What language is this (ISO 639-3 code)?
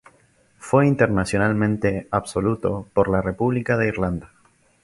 spa